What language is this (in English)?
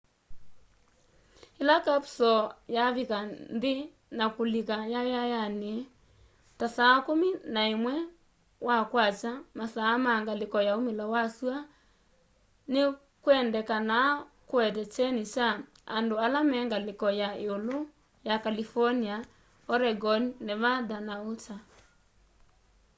Kamba